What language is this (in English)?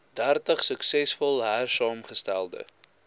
Afrikaans